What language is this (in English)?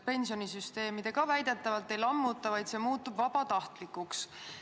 Estonian